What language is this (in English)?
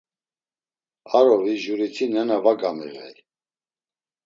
Laz